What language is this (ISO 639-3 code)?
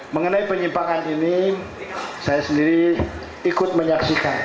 ind